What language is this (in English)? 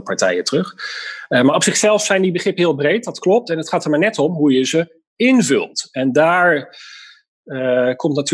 Dutch